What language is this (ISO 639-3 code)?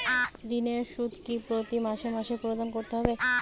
ben